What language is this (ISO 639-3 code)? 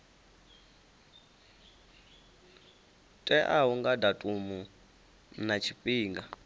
ven